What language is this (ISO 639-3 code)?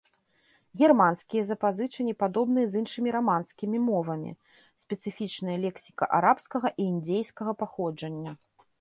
bel